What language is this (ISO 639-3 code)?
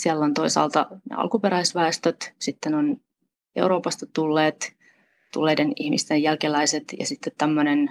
fin